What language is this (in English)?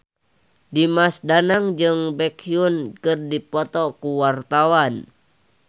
Sundanese